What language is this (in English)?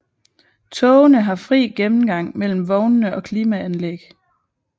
Danish